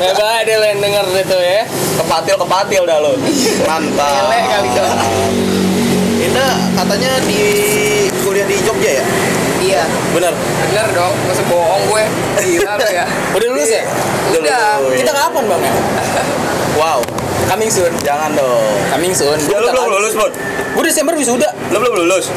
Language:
Indonesian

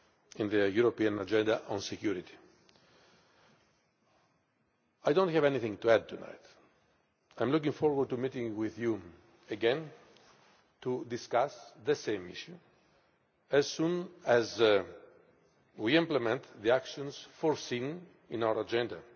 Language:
English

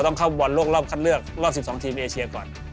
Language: Thai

